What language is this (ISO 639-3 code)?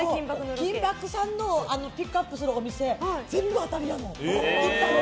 jpn